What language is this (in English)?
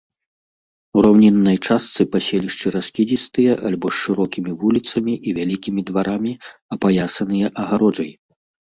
Belarusian